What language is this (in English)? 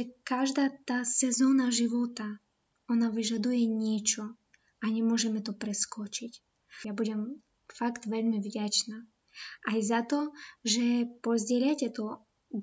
Slovak